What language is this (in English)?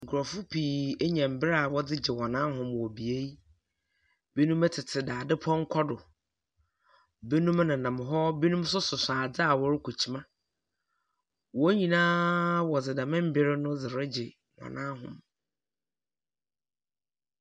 Akan